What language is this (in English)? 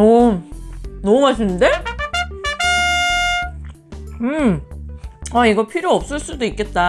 Korean